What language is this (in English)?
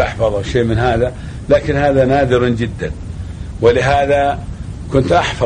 Arabic